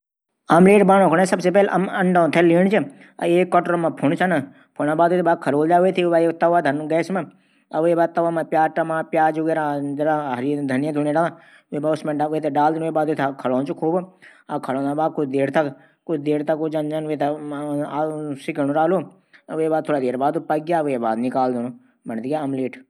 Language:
Garhwali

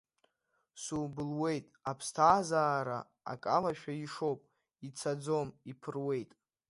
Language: Abkhazian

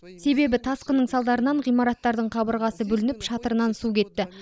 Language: Kazakh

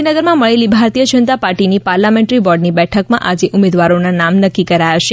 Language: Gujarati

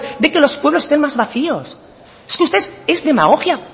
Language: Spanish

